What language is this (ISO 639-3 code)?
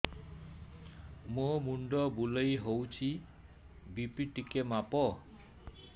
ori